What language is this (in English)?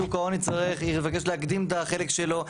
Hebrew